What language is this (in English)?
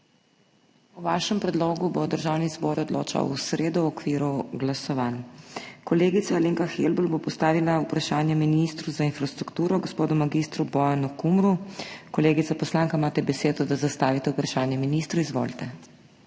Slovenian